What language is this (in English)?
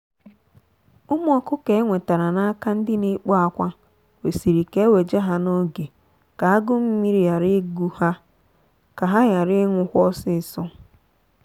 Igbo